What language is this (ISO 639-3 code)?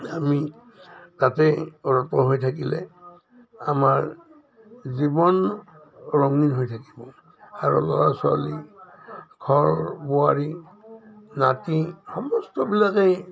asm